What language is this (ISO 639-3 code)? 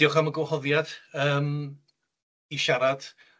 cym